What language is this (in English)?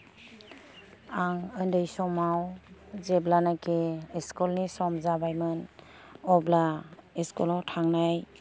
Bodo